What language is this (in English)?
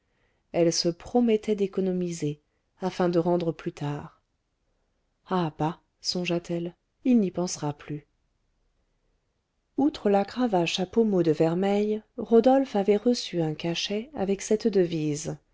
French